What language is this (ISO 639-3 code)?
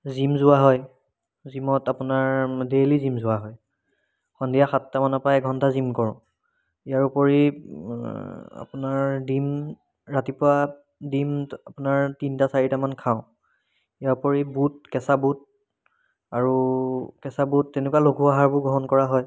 asm